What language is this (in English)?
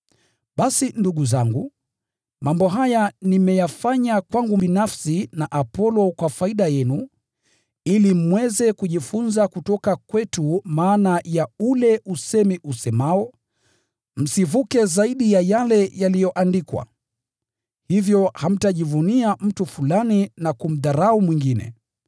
Swahili